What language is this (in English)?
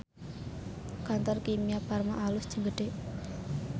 Sundanese